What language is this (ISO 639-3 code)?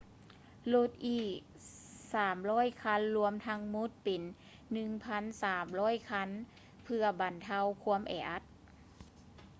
lao